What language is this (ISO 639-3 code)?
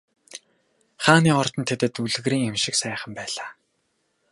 mon